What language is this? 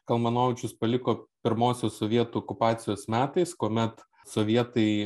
Lithuanian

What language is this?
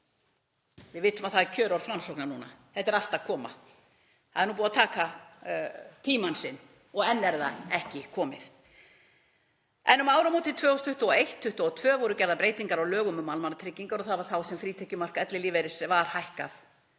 Icelandic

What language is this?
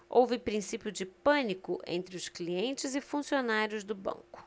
Portuguese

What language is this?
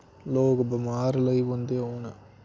Dogri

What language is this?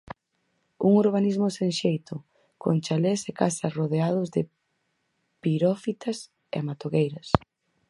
Galician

